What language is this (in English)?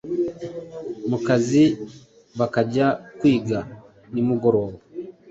Kinyarwanda